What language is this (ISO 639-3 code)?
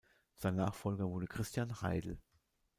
deu